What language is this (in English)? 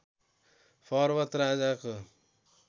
Nepali